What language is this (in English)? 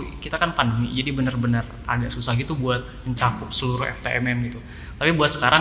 Indonesian